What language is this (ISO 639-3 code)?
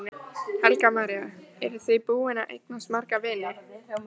isl